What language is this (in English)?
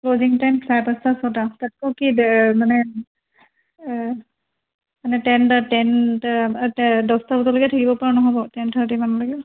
Assamese